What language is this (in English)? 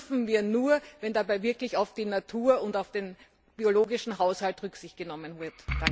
German